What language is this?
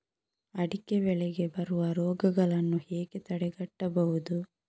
Kannada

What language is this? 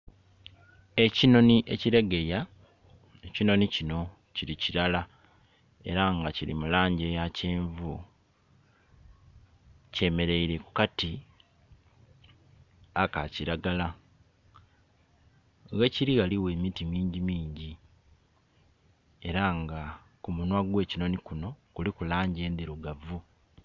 Soga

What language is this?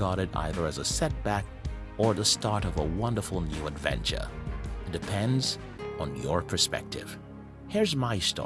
English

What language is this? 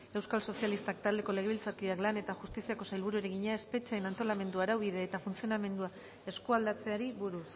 Basque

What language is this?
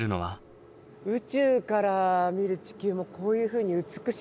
Japanese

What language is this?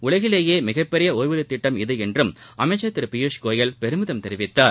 Tamil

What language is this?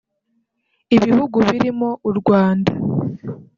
Kinyarwanda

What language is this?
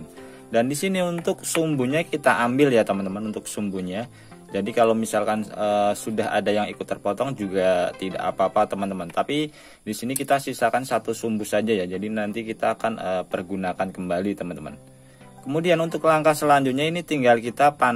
Indonesian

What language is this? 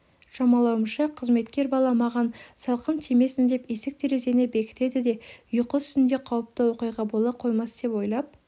Kazakh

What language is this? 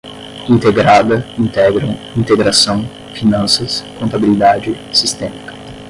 Portuguese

